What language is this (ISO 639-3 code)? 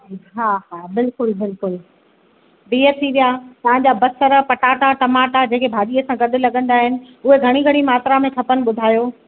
snd